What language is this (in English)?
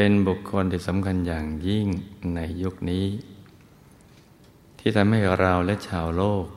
Thai